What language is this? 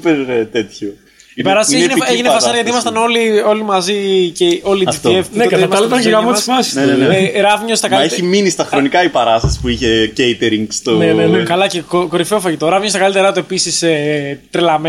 Greek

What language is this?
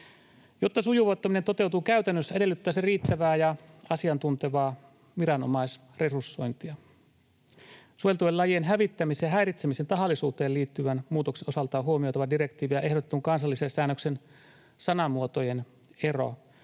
Finnish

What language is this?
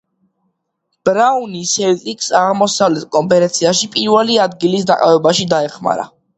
Georgian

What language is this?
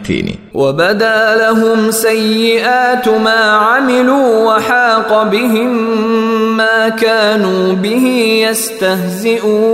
Swahili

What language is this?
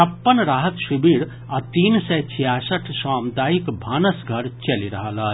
Maithili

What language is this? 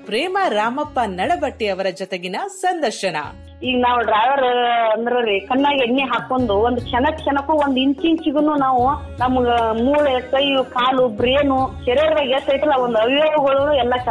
Kannada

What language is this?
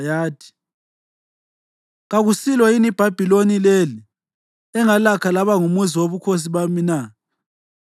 North Ndebele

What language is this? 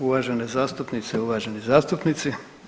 Croatian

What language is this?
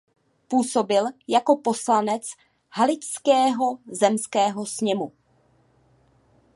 Czech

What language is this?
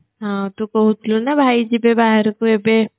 Odia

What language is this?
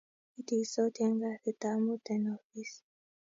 Kalenjin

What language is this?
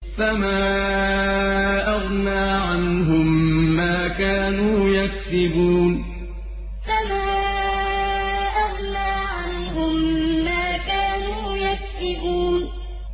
Arabic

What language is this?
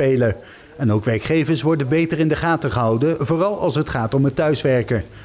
Dutch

